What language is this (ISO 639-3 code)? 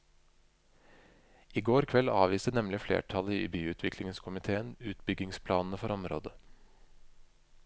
nor